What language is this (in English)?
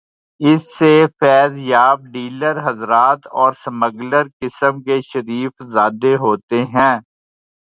Urdu